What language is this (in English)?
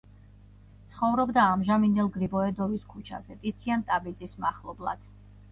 Georgian